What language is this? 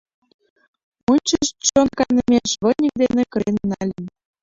Mari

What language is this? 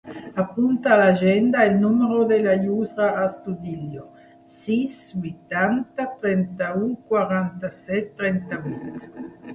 Catalan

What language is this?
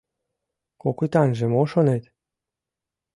Mari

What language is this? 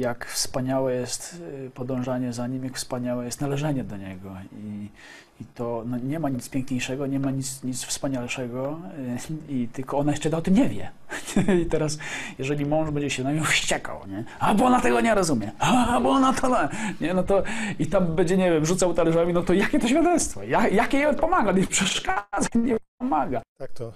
Polish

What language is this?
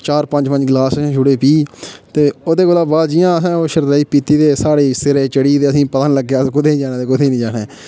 Dogri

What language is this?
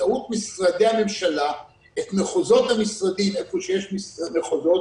Hebrew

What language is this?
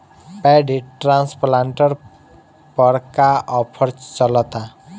Bhojpuri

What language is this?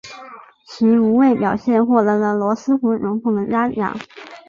Chinese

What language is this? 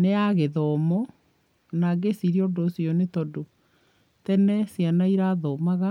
Kikuyu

